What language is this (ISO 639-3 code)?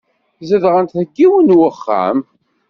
kab